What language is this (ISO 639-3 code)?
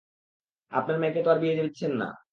ben